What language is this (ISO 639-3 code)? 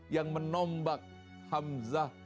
ind